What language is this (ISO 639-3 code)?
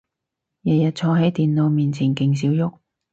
yue